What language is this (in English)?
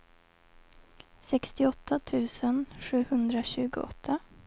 Swedish